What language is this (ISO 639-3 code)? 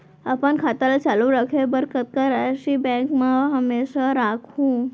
hne